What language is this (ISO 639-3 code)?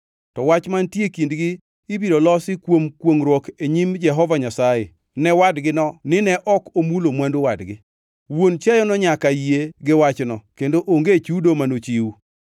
luo